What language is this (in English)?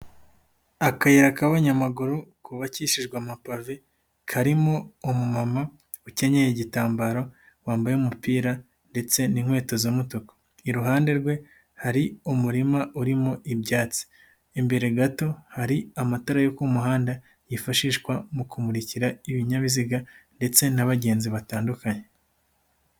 Kinyarwanda